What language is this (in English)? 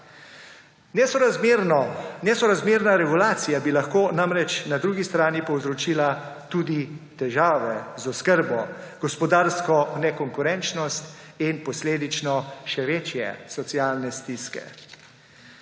Slovenian